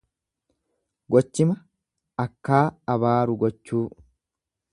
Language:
Oromo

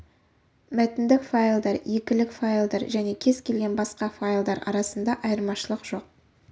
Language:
Kazakh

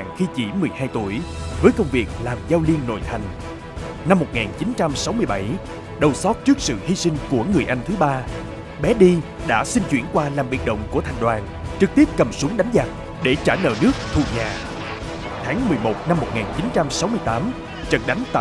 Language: Vietnamese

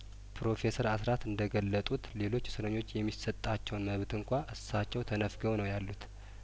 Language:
Amharic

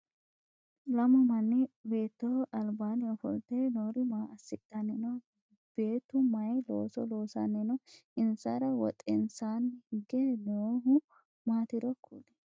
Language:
Sidamo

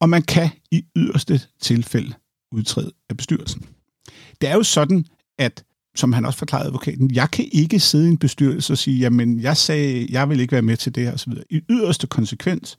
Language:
Danish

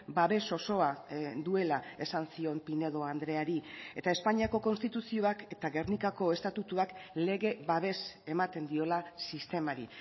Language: Basque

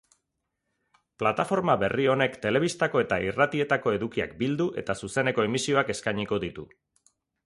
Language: Basque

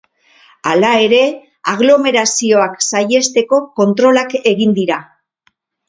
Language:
Basque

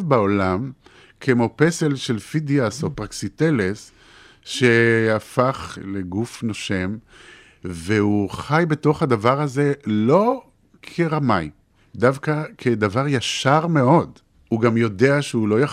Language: Hebrew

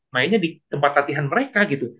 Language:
Indonesian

